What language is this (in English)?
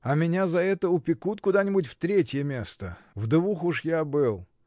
Russian